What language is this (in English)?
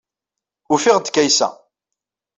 Kabyle